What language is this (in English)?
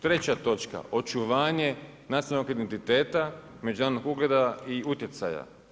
Croatian